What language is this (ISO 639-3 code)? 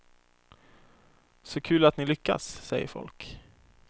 swe